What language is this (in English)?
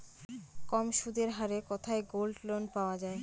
Bangla